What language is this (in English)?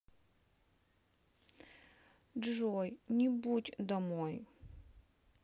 Russian